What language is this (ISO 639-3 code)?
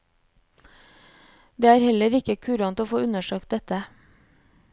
nor